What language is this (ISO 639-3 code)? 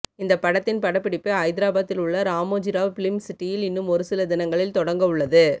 tam